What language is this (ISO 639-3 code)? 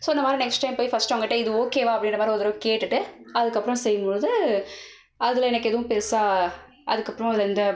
tam